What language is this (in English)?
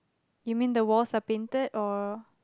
English